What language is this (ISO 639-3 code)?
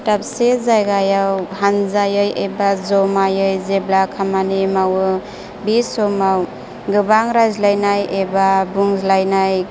brx